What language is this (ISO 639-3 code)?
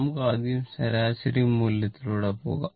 mal